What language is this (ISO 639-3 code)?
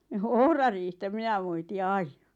fin